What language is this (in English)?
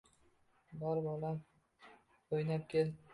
Uzbek